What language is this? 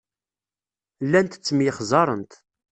Kabyle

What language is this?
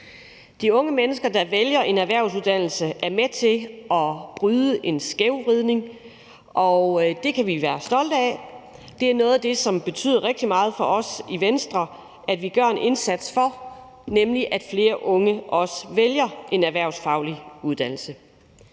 Danish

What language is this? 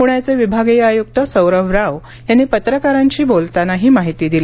Marathi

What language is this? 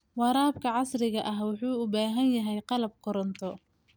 Somali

